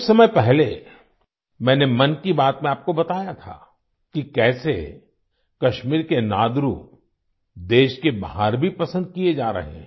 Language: Hindi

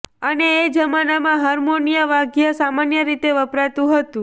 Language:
Gujarati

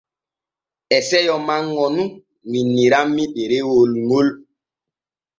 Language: Borgu Fulfulde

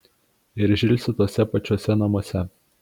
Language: Lithuanian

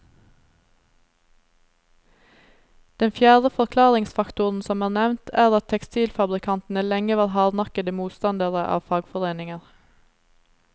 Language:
Norwegian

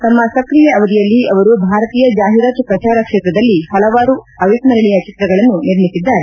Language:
Kannada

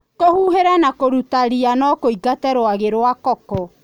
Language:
Kikuyu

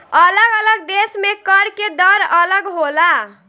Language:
Bhojpuri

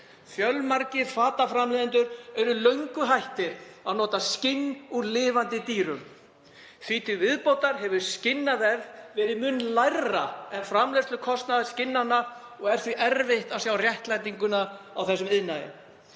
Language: Icelandic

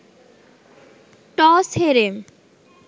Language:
Bangla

